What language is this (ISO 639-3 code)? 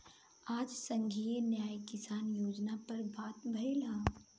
bho